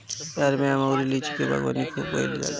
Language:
Bhojpuri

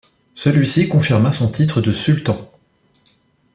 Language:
French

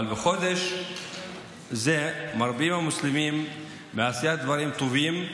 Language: Hebrew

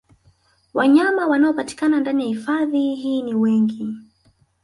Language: Swahili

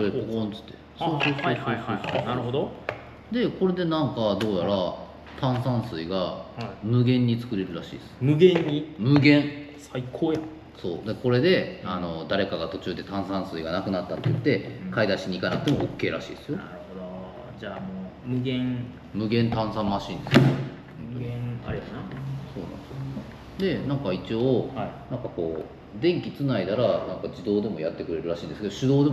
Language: Japanese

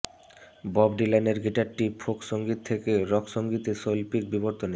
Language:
Bangla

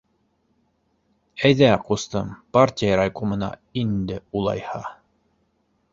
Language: Bashkir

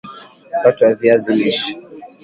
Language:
Swahili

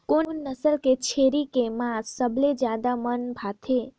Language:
Chhattisgarhi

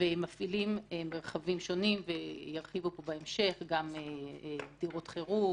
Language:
Hebrew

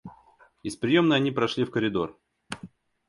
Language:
Russian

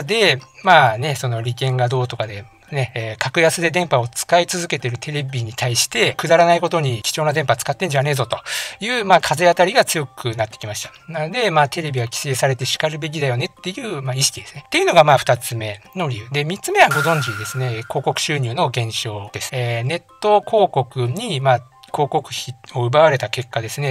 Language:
Japanese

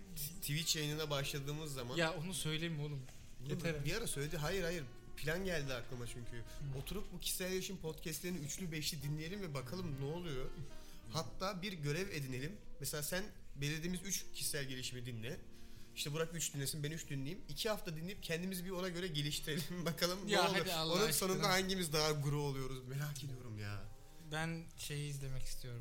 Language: Turkish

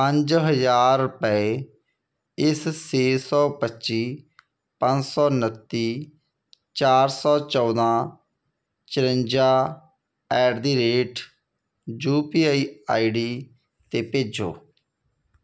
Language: Punjabi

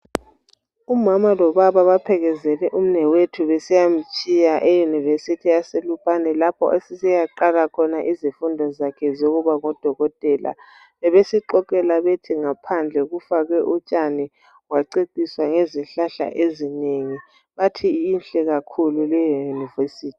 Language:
North Ndebele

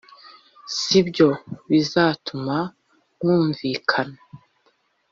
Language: Kinyarwanda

